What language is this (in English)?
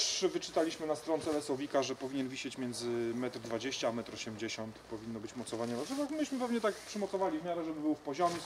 Polish